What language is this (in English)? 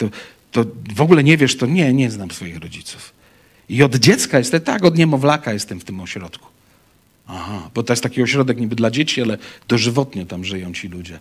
Polish